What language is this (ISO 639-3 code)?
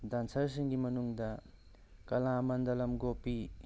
mni